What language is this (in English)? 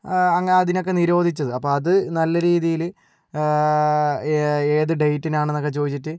Malayalam